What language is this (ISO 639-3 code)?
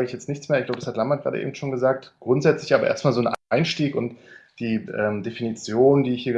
deu